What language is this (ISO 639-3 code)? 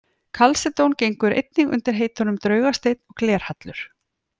isl